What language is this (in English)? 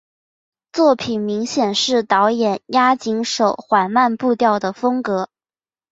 Chinese